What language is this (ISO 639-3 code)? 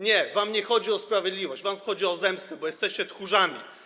pol